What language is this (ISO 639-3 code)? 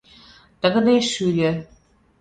chm